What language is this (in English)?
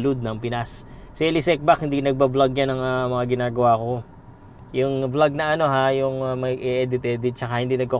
Filipino